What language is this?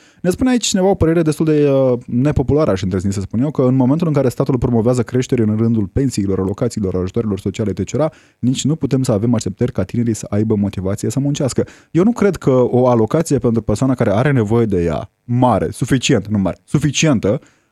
Romanian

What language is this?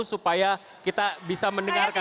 Indonesian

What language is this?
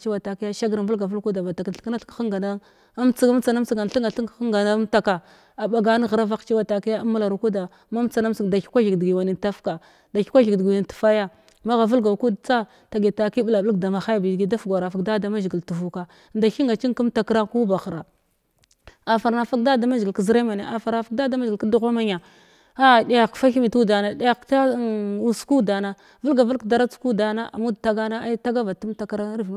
Glavda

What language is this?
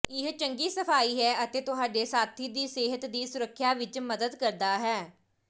Punjabi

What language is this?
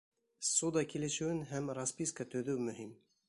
Bashkir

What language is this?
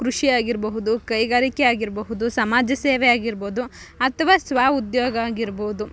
Kannada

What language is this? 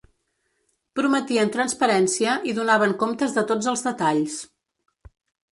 Catalan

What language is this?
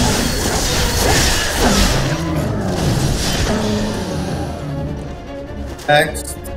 Arabic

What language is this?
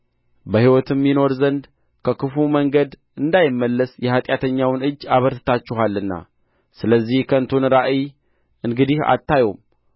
Amharic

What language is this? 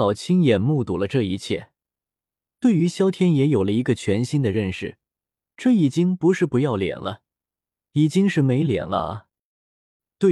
Chinese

